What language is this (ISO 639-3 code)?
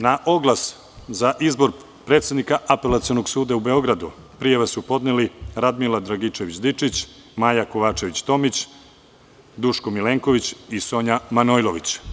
srp